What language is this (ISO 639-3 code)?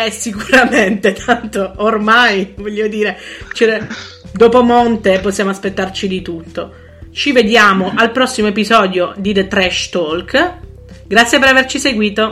ita